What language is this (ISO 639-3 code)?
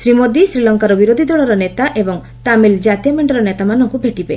ori